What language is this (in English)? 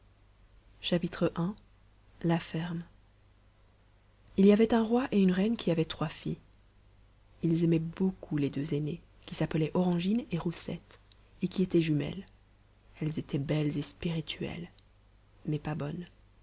French